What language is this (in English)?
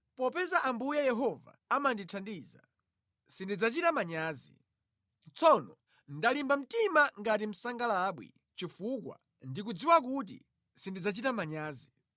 Nyanja